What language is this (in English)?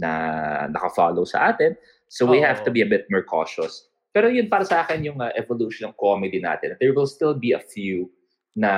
Filipino